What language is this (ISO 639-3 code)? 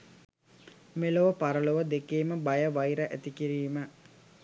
sin